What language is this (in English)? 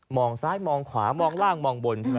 Thai